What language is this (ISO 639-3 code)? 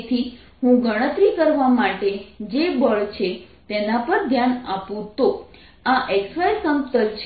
guj